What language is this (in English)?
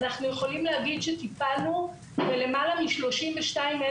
Hebrew